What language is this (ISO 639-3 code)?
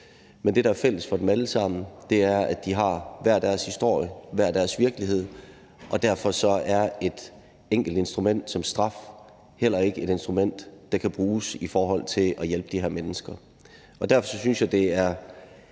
dan